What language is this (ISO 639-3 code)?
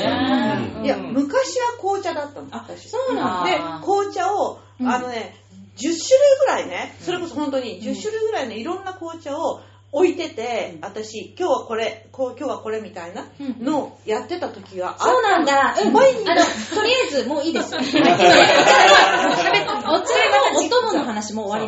jpn